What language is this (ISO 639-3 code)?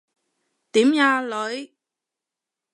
yue